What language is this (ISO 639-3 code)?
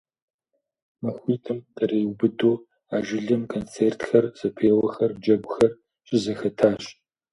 kbd